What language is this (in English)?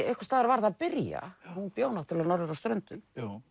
Icelandic